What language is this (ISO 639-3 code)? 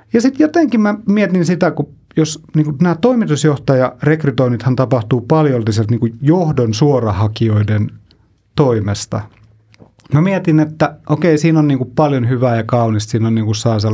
fin